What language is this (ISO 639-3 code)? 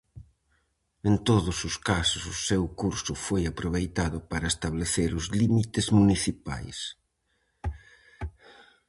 glg